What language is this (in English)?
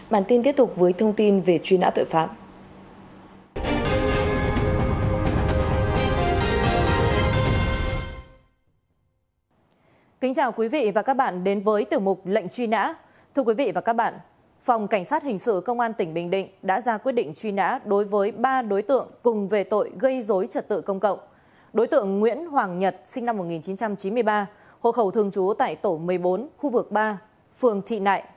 Vietnamese